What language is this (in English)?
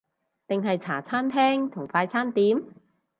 Cantonese